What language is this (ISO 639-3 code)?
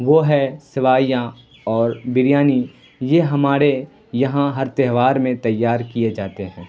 urd